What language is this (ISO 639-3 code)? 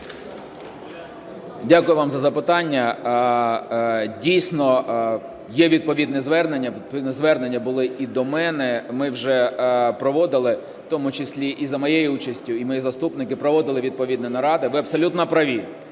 ukr